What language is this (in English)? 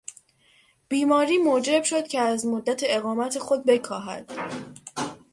Persian